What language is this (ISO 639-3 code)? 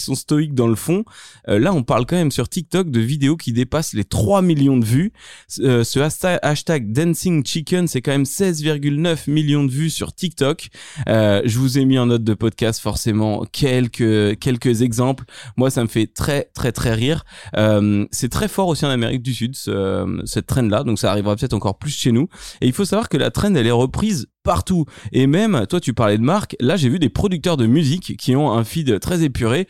fra